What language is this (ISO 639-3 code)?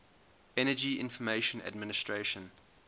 eng